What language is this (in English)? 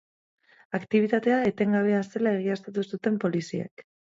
Basque